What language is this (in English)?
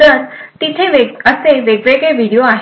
Marathi